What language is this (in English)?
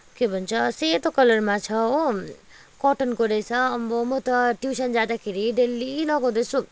Nepali